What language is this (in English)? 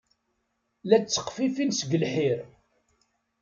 Kabyle